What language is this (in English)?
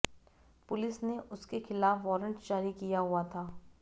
Hindi